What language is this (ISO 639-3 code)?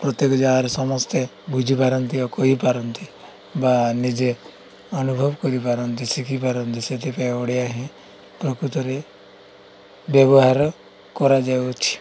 ori